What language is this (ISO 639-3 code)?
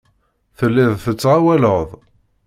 kab